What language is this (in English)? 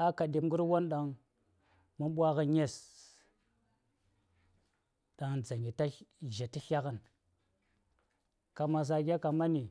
Saya